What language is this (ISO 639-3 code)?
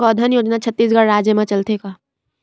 hne